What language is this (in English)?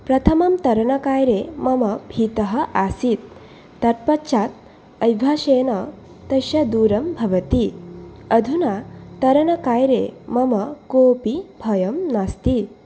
Sanskrit